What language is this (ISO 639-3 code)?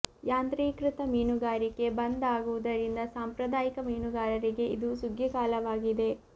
kan